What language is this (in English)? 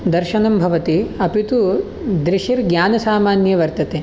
Sanskrit